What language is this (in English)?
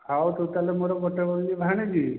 Odia